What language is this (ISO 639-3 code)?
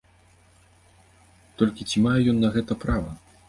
bel